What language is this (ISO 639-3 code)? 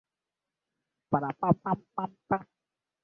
swa